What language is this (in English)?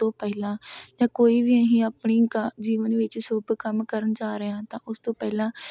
Punjabi